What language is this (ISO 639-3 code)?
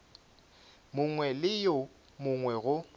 nso